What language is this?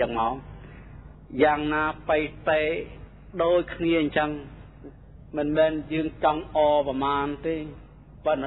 Thai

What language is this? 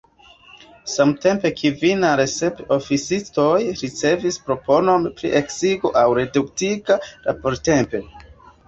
Esperanto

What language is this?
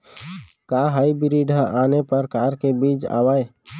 Chhattisgarhi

